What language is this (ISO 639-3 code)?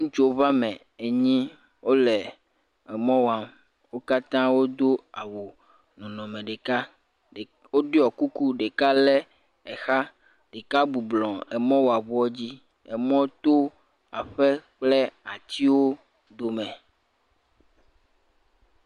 ewe